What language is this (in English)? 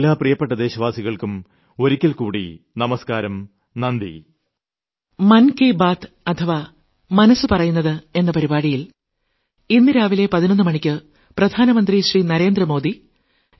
Malayalam